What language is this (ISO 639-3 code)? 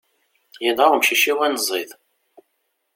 kab